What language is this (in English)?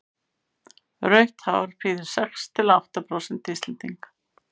Icelandic